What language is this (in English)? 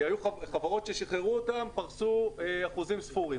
Hebrew